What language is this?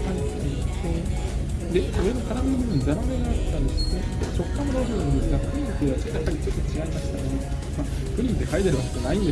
Japanese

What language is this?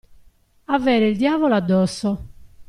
Italian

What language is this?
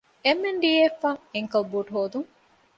Divehi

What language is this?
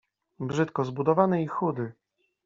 Polish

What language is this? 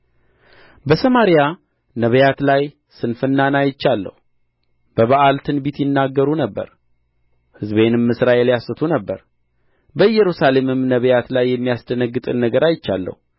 Amharic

